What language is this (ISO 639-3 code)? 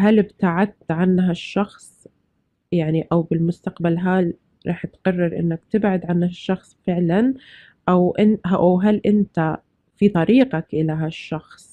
ara